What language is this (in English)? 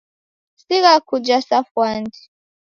Taita